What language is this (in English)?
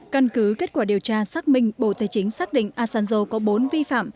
Vietnamese